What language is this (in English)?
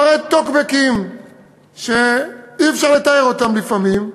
Hebrew